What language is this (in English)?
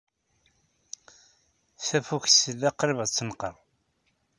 Kabyle